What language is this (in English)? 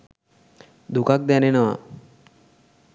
Sinhala